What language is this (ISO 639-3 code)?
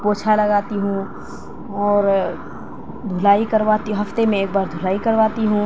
urd